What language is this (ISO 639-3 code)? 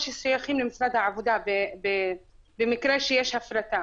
heb